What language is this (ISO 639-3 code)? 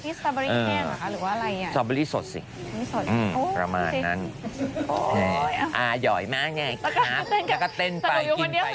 tha